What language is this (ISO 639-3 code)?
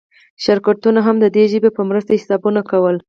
pus